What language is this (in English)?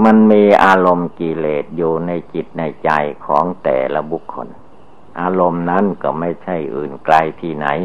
Thai